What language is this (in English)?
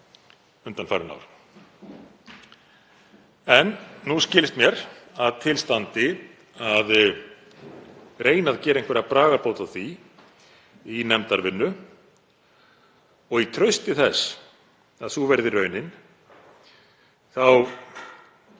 Icelandic